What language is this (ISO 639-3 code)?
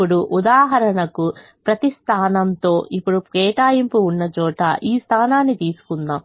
tel